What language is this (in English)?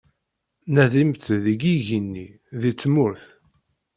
Kabyle